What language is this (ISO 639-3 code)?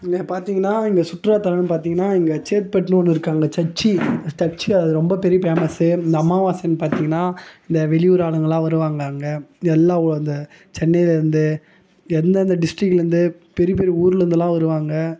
tam